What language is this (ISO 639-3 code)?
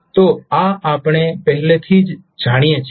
guj